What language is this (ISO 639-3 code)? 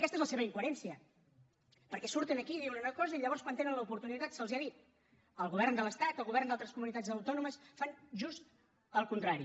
cat